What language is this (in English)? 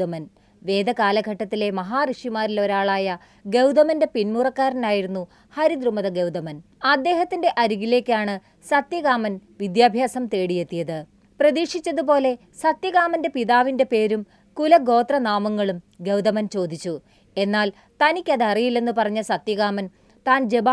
Malayalam